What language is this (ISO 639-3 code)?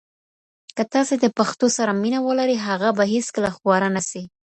pus